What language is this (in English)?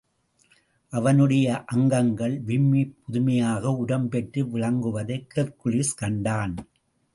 Tamil